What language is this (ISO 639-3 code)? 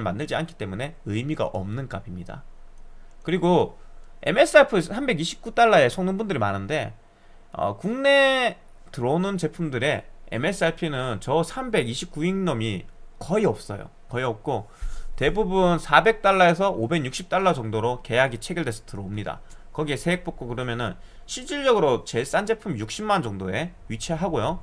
kor